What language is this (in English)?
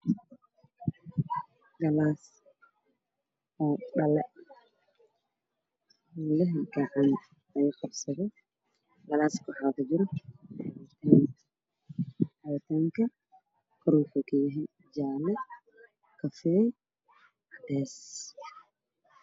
Somali